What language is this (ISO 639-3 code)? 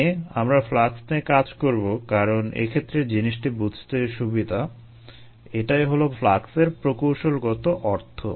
ben